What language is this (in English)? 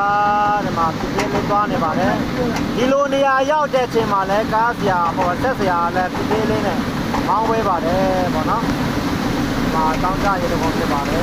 Thai